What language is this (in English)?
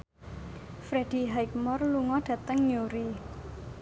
Javanese